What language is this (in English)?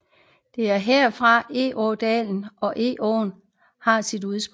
Danish